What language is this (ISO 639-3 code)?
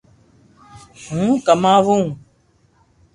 lrk